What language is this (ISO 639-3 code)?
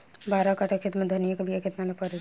bho